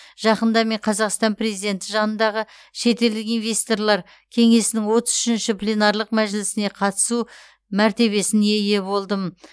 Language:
Kazakh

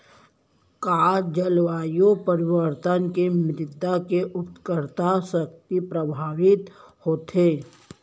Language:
Chhattisgarhi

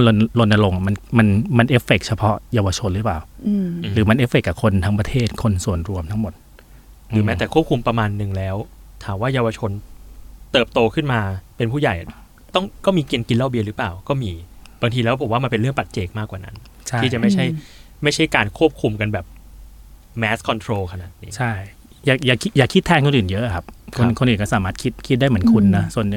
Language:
Thai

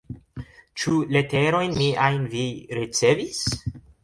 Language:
Esperanto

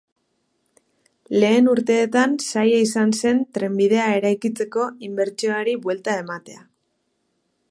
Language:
Basque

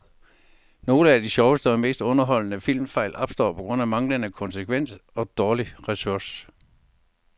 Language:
Danish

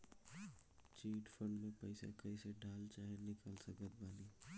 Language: Bhojpuri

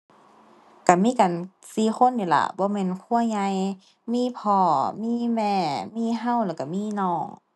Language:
Thai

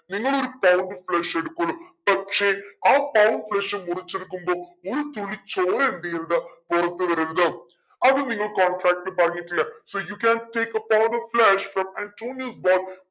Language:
Malayalam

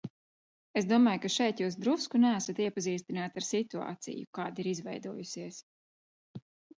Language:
Latvian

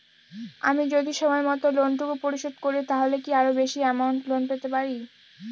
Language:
Bangla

